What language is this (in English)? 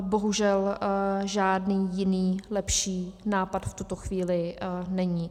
Czech